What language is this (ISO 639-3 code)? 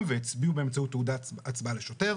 heb